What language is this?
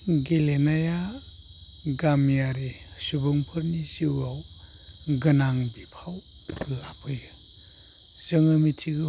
Bodo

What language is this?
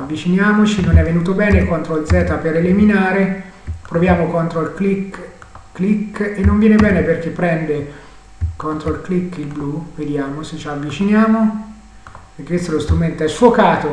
Italian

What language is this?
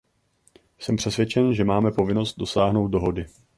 Czech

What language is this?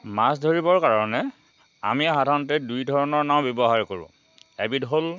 Assamese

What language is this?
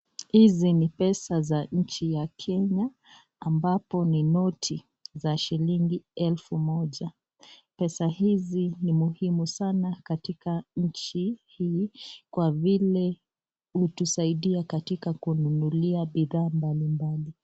Swahili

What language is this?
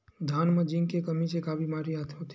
Chhattisgarhi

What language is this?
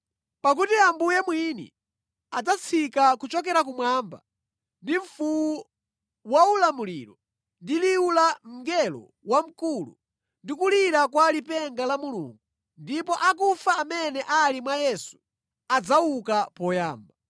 Nyanja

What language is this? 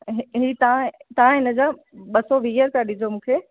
Sindhi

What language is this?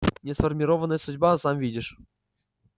Russian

